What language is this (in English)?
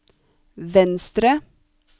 Norwegian